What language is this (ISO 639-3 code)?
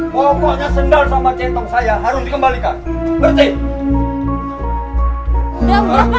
ind